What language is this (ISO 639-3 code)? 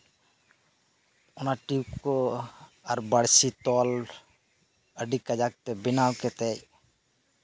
sat